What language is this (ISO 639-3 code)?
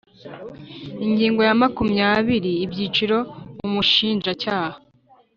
kin